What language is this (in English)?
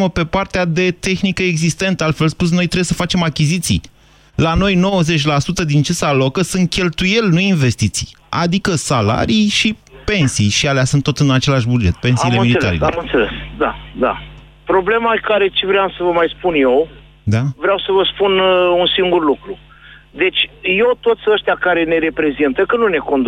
Romanian